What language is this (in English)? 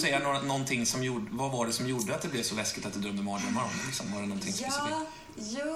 Swedish